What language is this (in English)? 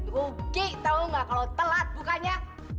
Indonesian